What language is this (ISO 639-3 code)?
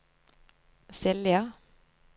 nor